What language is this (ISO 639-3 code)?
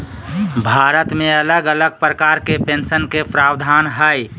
mag